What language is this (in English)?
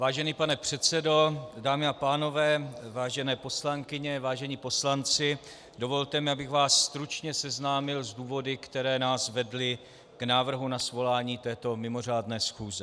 Czech